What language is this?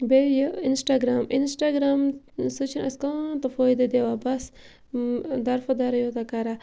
Kashmiri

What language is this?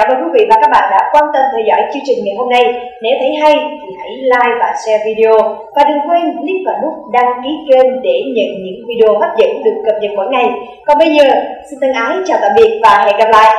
Vietnamese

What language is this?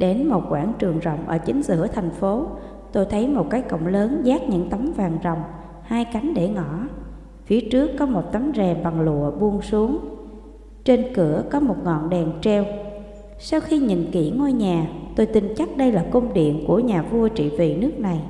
Vietnamese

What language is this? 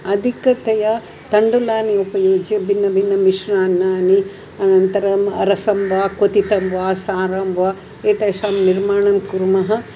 Sanskrit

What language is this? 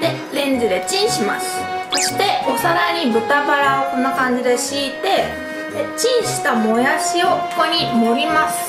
Japanese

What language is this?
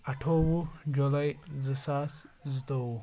Kashmiri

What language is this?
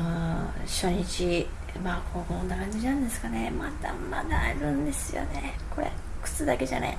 Japanese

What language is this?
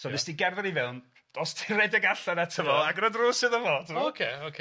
Welsh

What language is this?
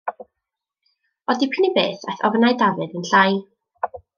Welsh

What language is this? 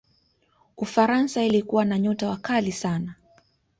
Swahili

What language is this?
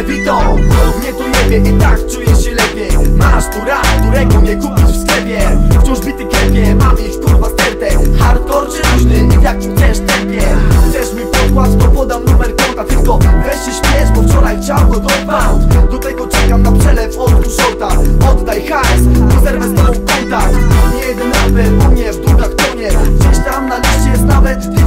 Polish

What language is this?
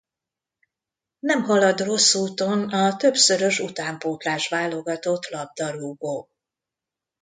Hungarian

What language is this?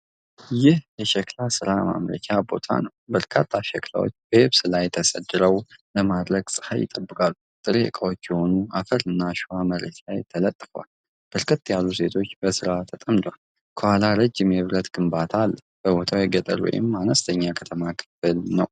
Amharic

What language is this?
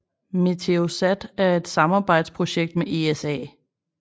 Danish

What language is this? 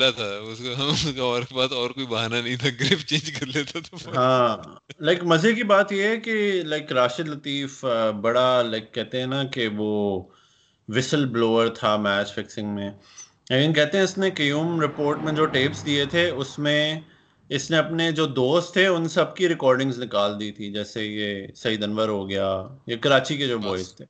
Urdu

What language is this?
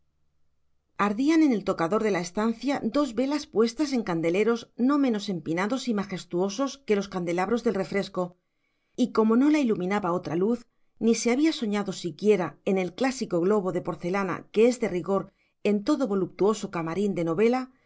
Spanish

